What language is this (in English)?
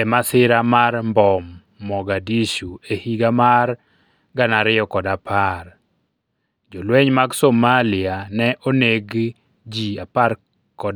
Luo (Kenya and Tanzania)